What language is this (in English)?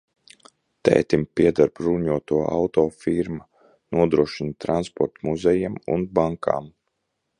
Latvian